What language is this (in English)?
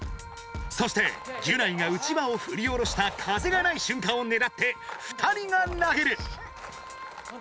Japanese